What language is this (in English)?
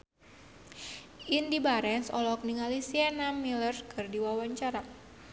Sundanese